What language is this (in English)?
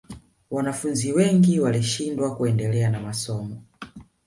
Swahili